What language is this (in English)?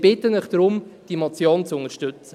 Swiss German